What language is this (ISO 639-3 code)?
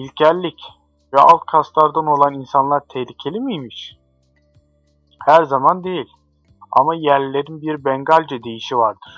tur